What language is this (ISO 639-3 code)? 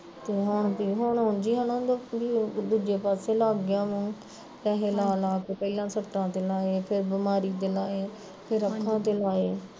pan